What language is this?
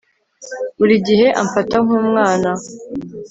Kinyarwanda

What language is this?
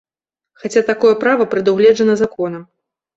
Belarusian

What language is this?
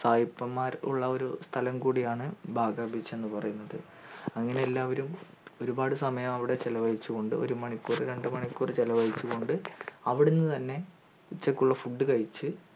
Malayalam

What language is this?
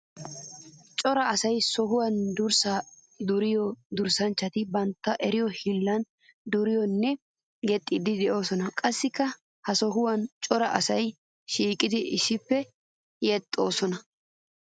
Wolaytta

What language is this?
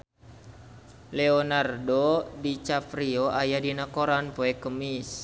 Sundanese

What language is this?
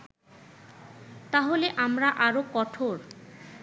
Bangla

